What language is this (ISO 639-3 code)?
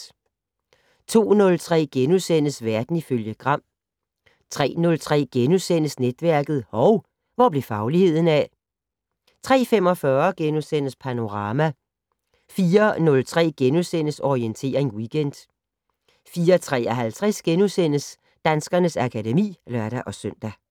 dan